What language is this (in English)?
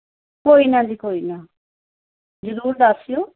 Punjabi